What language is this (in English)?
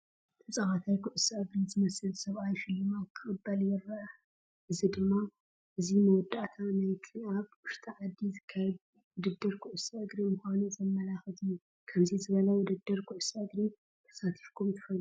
Tigrinya